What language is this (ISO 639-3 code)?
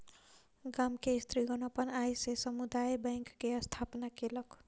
mai